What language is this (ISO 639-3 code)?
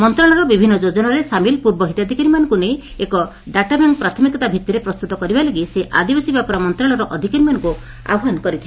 ori